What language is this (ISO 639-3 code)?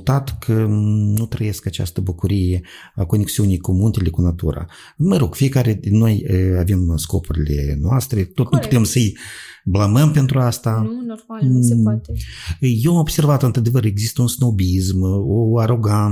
ron